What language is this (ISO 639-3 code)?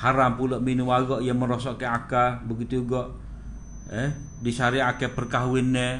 msa